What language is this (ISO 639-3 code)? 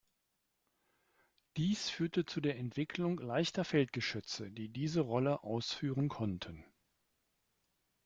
deu